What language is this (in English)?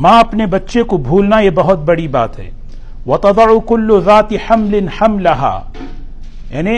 Urdu